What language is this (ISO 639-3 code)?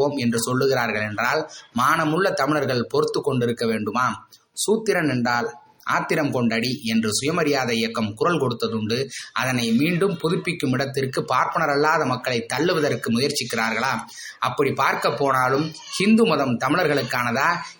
tam